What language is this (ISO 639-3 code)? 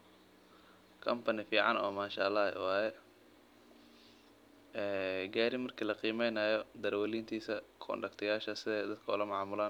som